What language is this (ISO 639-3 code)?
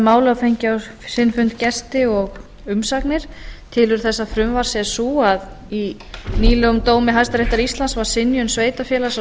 isl